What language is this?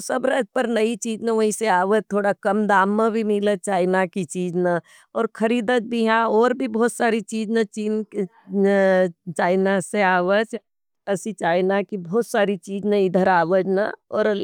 Nimadi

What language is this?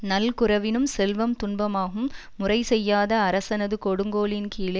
Tamil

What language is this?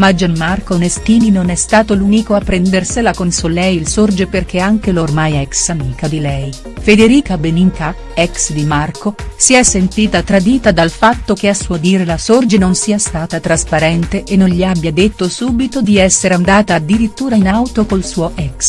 Italian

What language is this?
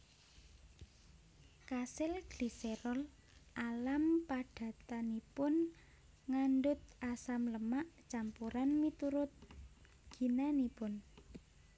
Javanese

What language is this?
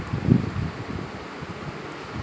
Telugu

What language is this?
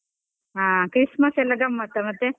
Kannada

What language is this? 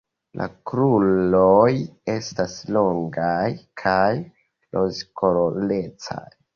Esperanto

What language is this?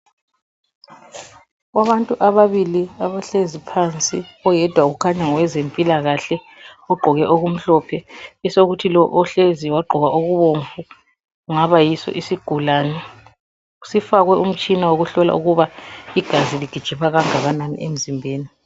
North Ndebele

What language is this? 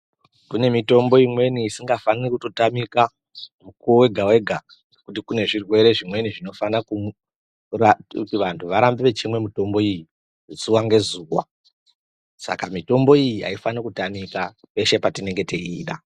Ndau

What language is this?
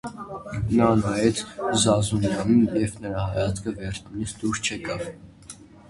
Armenian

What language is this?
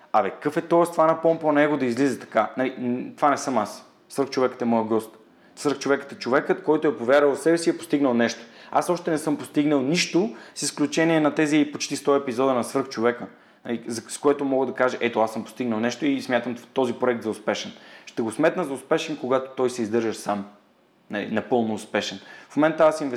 Bulgarian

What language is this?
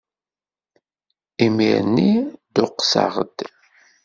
Kabyle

